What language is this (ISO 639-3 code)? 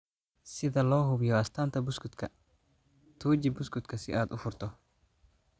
som